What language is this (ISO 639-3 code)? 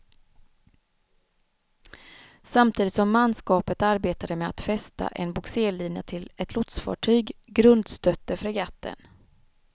swe